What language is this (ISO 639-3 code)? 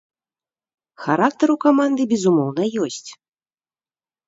bel